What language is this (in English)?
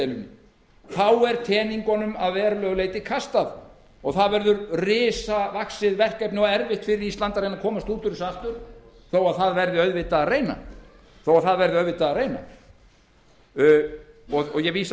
Icelandic